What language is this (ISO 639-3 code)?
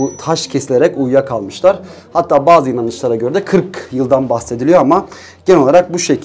tur